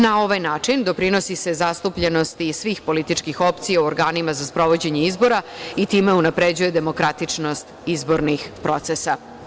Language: Serbian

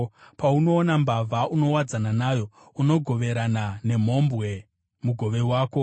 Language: Shona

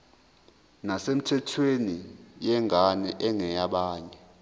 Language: Zulu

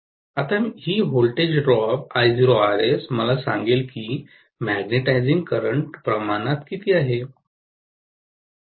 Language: Marathi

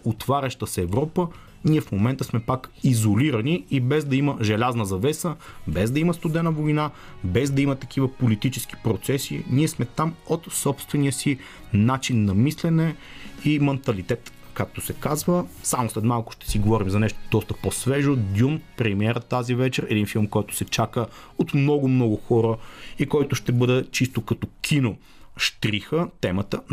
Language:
Bulgarian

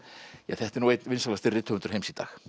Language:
Icelandic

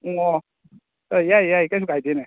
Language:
Manipuri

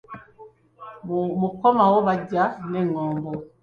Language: Ganda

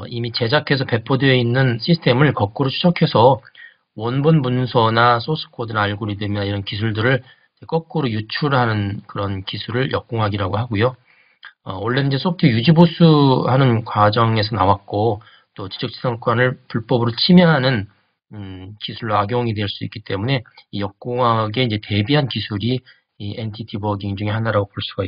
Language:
Korean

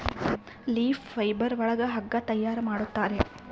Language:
Kannada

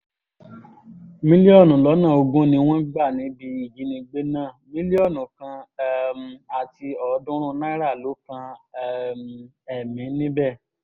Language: Yoruba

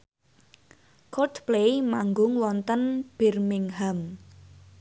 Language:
Javanese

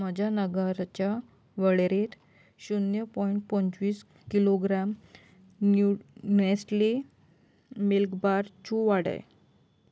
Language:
Konkani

